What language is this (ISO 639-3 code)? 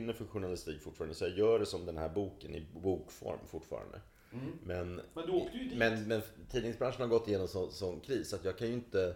swe